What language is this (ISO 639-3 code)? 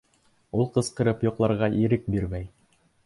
bak